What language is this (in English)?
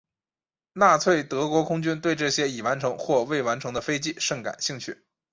Chinese